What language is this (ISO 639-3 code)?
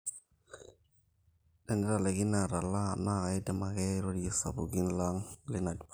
mas